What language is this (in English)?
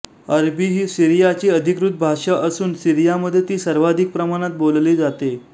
Marathi